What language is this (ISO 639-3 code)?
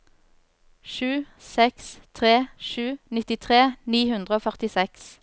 nor